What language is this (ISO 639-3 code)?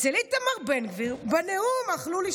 heb